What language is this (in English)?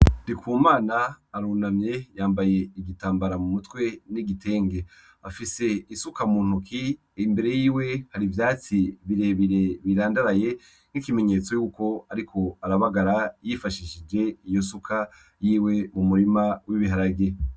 Rundi